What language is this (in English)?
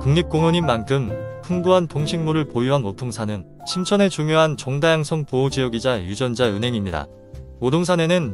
Korean